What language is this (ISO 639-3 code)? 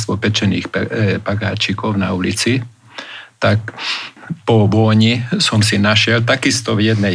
slk